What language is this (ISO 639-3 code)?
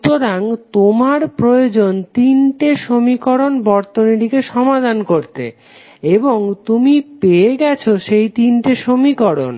ben